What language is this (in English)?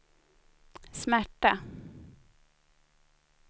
Swedish